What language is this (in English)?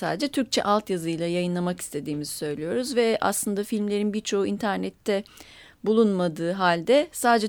Turkish